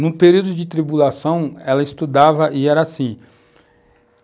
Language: Portuguese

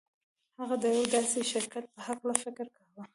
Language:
Pashto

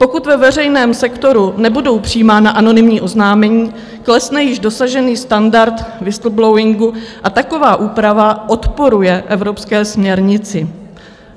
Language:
Czech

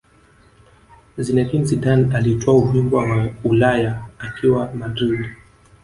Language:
Swahili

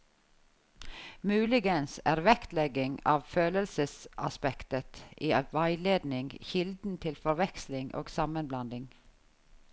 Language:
Norwegian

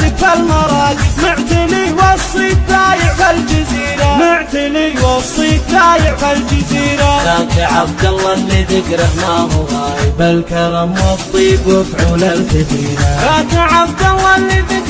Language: Arabic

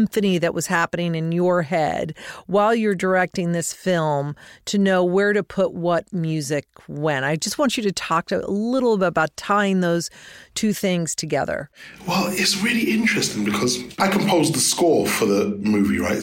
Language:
English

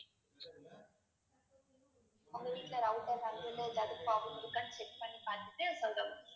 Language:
Tamil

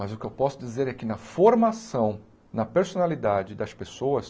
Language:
Portuguese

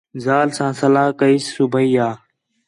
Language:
Khetrani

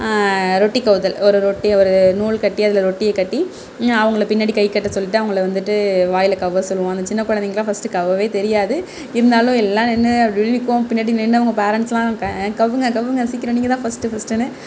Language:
Tamil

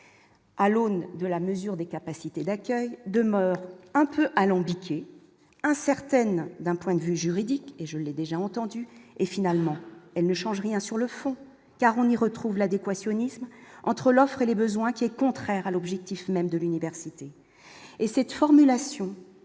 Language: French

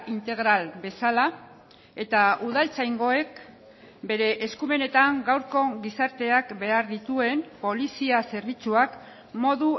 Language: Basque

